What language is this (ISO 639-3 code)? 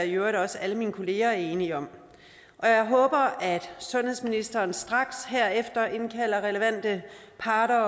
dan